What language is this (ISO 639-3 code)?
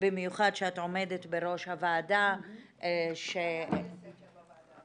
heb